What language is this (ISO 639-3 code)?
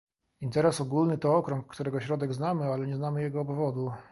pol